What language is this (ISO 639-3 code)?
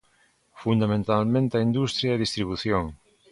glg